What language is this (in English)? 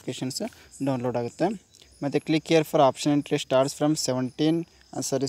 Kannada